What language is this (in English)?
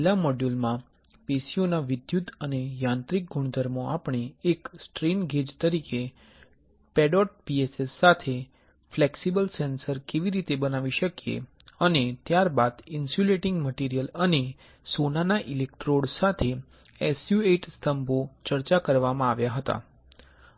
Gujarati